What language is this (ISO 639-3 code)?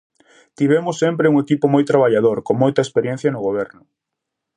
glg